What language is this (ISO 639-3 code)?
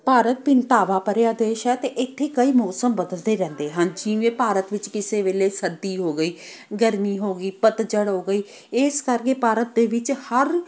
pan